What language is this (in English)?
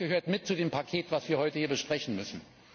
German